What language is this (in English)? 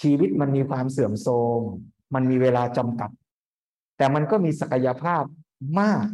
Thai